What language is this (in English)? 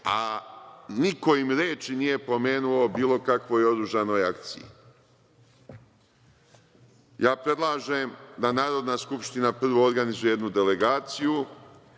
Serbian